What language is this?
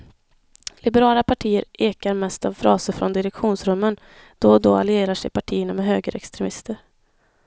Swedish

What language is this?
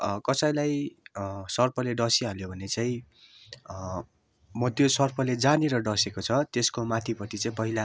Nepali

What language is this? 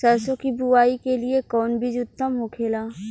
Bhojpuri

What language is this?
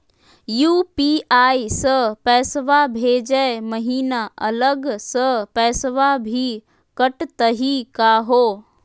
Magahi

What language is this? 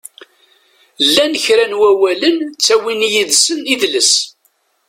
Kabyle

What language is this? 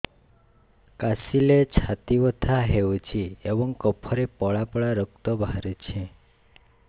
Odia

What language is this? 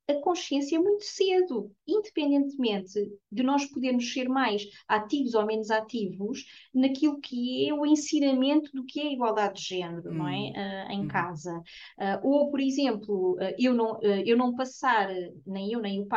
Portuguese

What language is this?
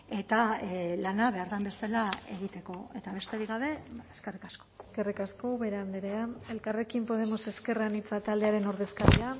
Basque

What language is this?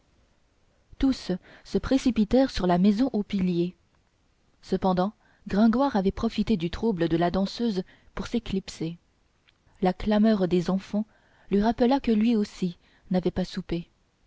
French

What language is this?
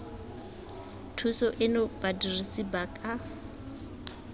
Tswana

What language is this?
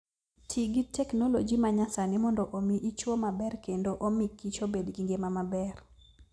Luo (Kenya and Tanzania)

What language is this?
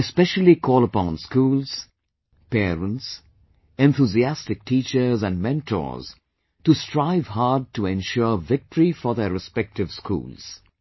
English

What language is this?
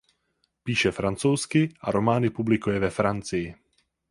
Czech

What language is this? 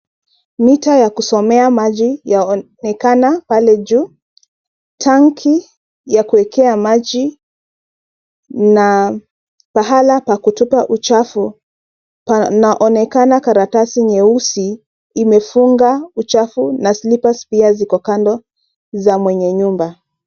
Swahili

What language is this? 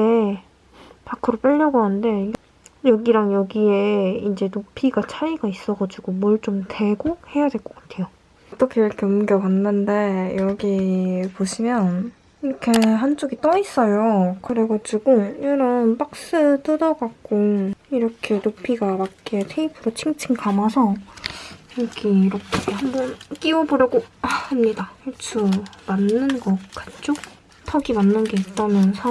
Korean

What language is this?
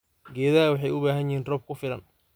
Somali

